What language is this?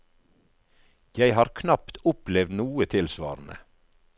Norwegian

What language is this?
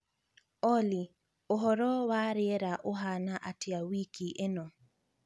Kikuyu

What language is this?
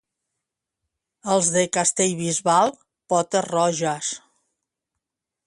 Catalan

